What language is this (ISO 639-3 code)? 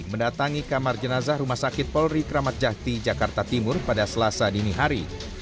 ind